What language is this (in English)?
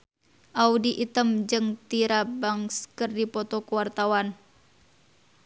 Sundanese